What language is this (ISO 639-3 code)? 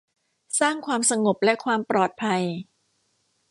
tha